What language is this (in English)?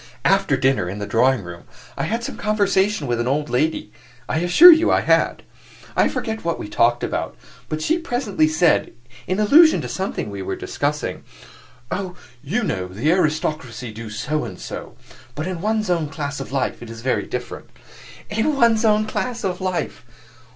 English